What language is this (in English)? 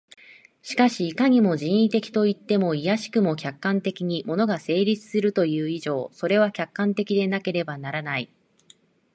Japanese